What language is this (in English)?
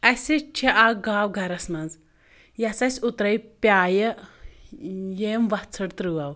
Kashmiri